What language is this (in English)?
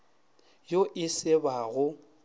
Northern Sotho